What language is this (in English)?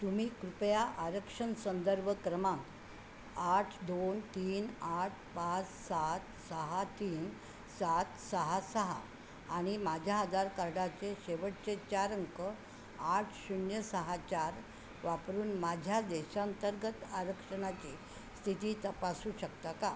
Marathi